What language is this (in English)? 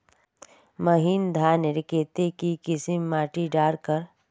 Magahi